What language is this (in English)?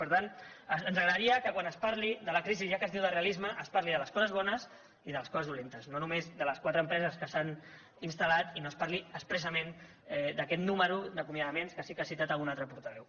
Catalan